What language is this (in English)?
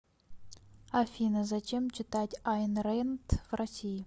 Russian